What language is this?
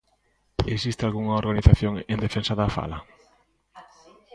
Galician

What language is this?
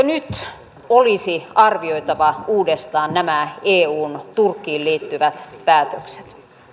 Finnish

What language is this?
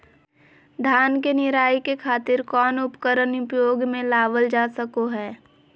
Magahi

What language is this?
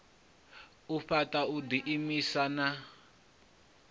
Venda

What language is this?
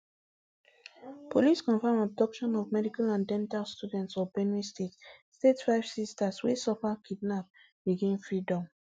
Nigerian Pidgin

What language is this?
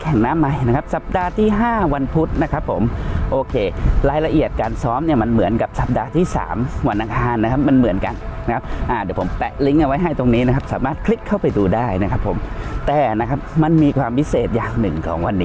Thai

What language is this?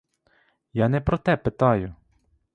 Ukrainian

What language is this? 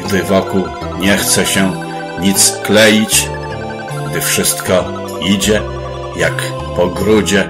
Polish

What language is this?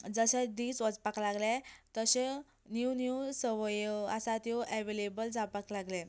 Konkani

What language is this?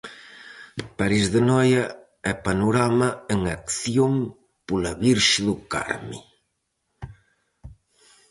Galician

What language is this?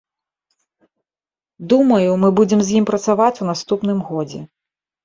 Belarusian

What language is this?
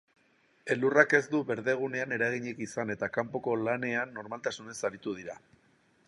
Basque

